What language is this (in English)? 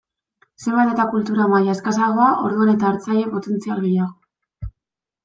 Basque